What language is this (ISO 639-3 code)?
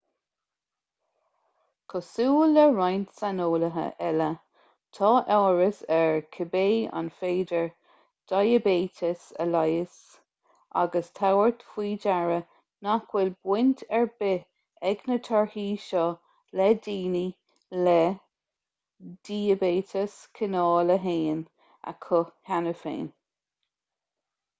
gle